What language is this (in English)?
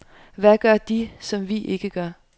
Danish